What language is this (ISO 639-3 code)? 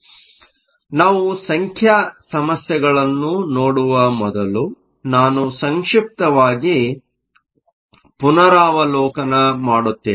kan